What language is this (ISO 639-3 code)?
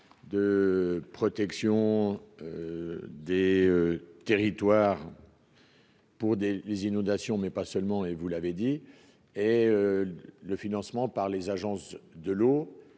fra